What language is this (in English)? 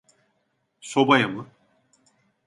Turkish